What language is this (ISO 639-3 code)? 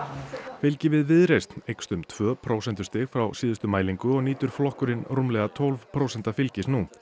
isl